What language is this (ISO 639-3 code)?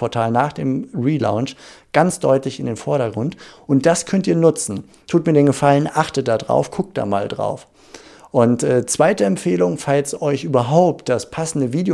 deu